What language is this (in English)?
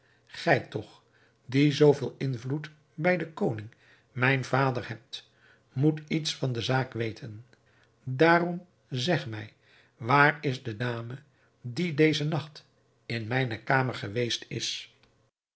Dutch